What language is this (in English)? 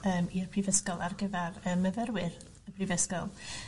Welsh